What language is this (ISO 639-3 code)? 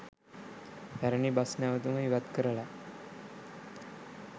sin